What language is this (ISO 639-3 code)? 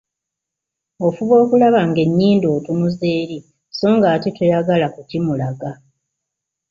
lug